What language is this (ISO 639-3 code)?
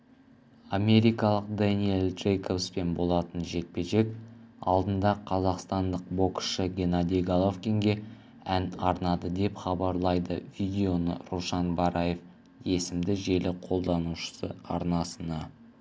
kaz